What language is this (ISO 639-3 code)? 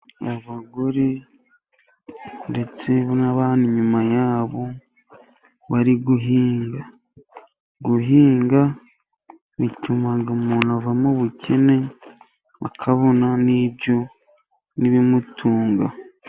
kin